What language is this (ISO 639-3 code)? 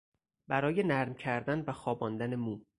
fas